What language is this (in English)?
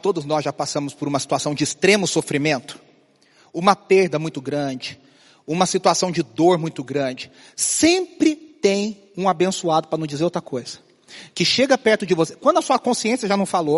Portuguese